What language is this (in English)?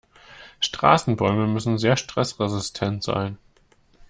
German